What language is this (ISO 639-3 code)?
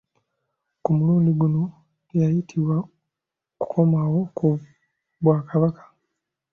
lug